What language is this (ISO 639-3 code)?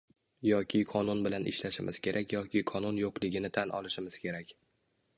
uzb